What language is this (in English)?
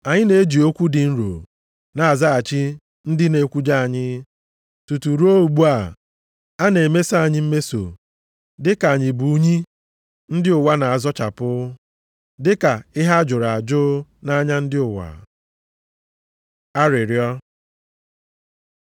Igbo